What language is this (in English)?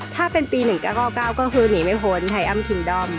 Thai